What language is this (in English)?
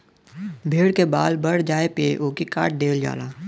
Bhojpuri